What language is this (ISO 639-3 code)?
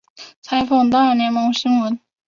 zho